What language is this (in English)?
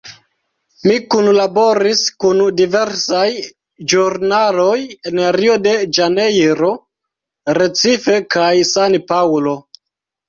Esperanto